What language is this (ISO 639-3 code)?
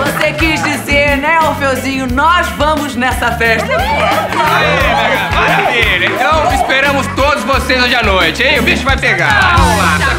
por